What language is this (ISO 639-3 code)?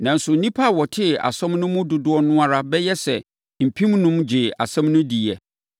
aka